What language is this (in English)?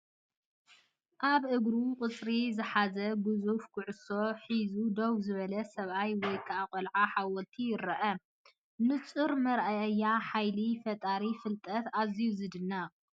Tigrinya